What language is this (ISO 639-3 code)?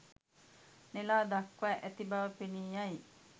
sin